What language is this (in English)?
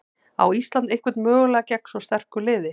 Icelandic